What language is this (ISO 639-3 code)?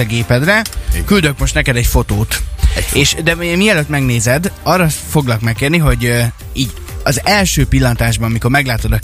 hun